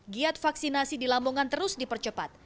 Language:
Indonesian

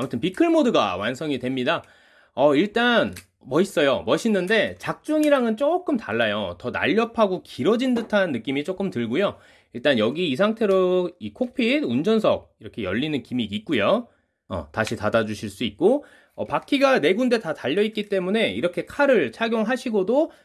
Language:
Korean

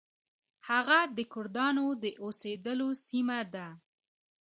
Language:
Pashto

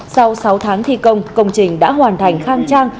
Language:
Vietnamese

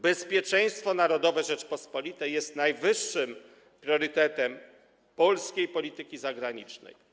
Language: Polish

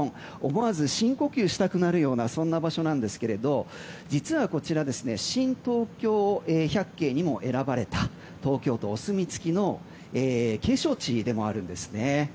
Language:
Japanese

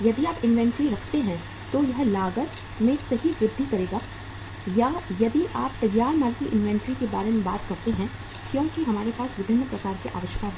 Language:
Hindi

